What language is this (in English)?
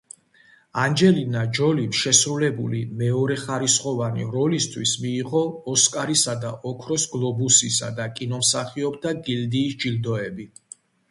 Georgian